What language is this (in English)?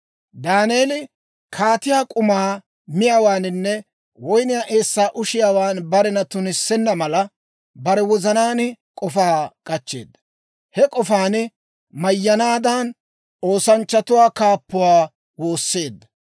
Dawro